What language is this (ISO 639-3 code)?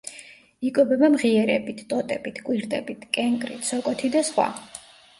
kat